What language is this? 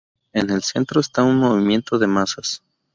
Spanish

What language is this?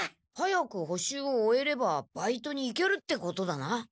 Japanese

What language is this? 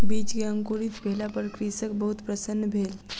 Maithili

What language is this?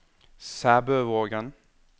Norwegian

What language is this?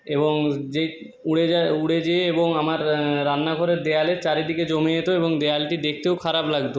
Bangla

